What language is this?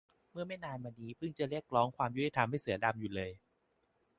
Thai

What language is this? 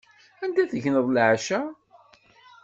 Kabyle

